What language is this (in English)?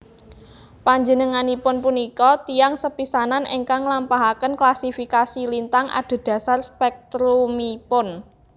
Javanese